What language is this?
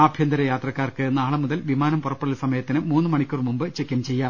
Malayalam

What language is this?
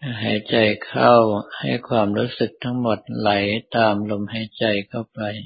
Thai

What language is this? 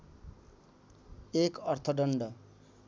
Nepali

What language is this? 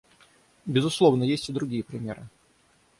Russian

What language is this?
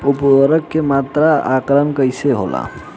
Bhojpuri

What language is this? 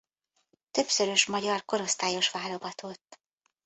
Hungarian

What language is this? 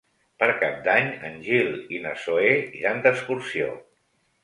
Catalan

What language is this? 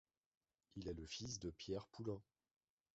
French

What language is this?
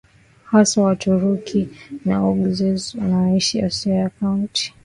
Swahili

